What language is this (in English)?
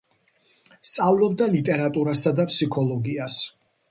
Georgian